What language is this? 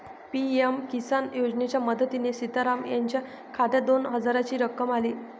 Marathi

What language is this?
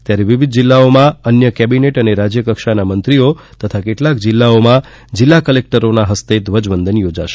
Gujarati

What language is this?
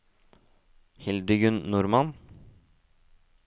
Norwegian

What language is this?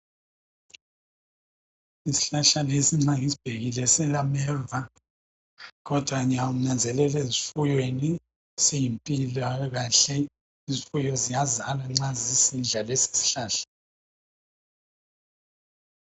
North Ndebele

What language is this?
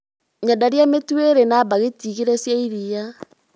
Kikuyu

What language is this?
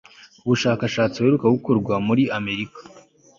Kinyarwanda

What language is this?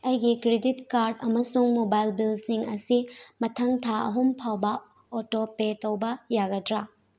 Manipuri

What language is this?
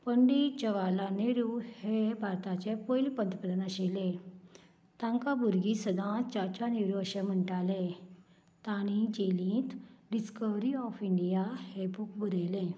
Konkani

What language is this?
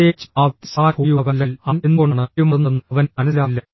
Malayalam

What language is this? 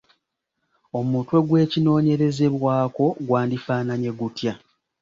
Ganda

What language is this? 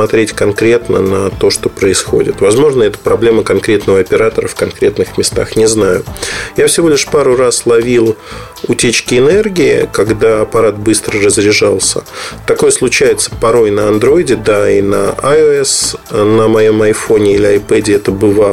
Russian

